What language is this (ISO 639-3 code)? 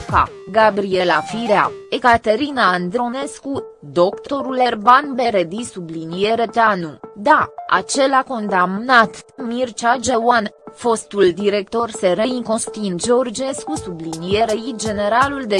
ron